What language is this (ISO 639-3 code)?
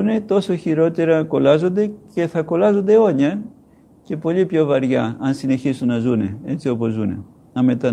ell